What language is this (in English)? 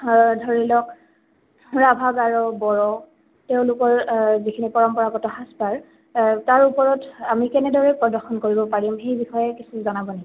Assamese